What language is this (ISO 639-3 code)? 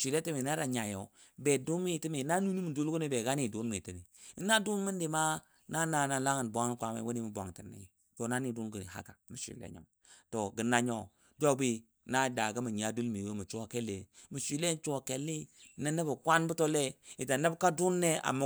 dbd